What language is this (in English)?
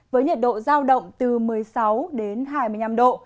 Vietnamese